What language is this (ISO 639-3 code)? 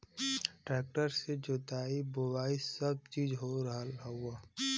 bho